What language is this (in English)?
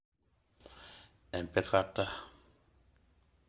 Masai